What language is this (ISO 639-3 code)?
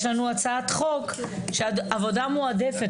heb